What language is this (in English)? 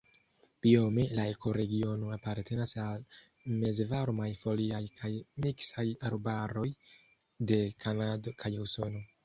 Esperanto